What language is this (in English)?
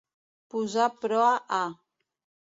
Catalan